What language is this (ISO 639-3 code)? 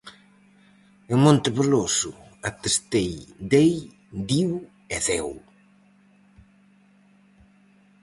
glg